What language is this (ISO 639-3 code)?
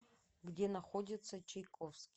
rus